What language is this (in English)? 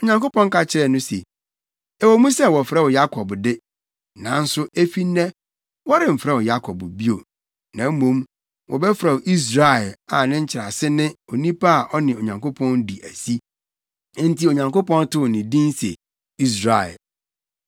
Akan